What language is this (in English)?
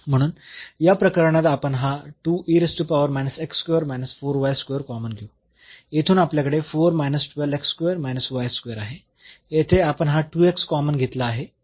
Marathi